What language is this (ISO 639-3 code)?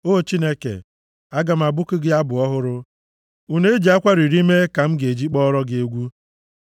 ibo